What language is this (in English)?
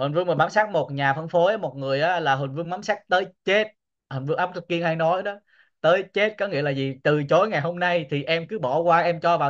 Vietnamese